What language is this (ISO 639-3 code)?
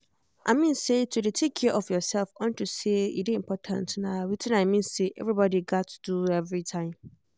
pcm